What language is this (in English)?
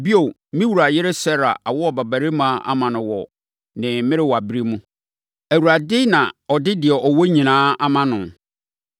Akan